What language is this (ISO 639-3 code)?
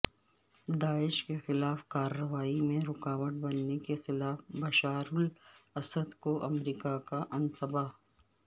urd